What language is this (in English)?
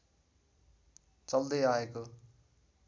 Nepali